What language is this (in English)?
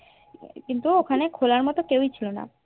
Bangla